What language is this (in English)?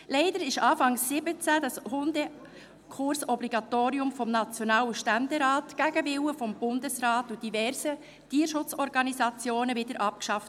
Swiss German